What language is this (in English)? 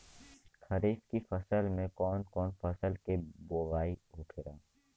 Bhojpuri